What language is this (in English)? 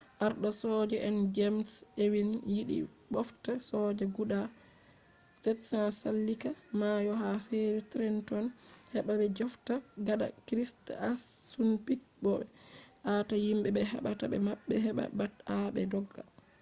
Fula